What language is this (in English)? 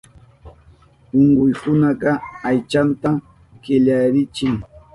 Southern Pastaza Quechua